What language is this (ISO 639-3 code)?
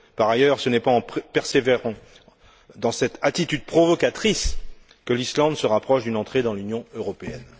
fra